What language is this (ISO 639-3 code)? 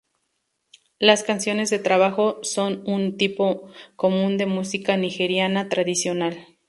spa